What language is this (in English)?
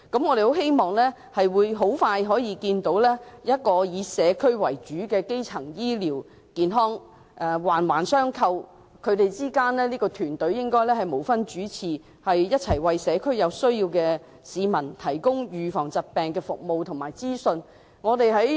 Cantonese